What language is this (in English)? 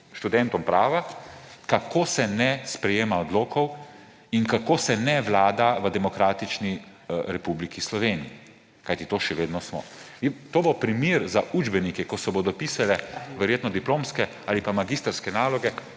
Slovenian